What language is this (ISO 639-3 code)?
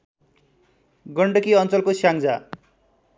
nep